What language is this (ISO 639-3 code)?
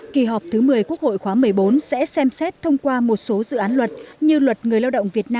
vie